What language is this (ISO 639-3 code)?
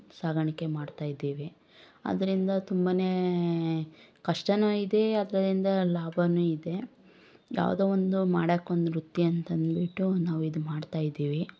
kan